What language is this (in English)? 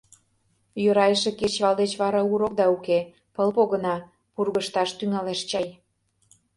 Mari